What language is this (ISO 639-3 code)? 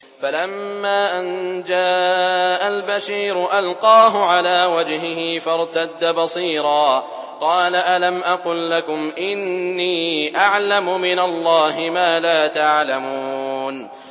ara